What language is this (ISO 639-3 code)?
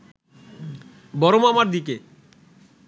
ben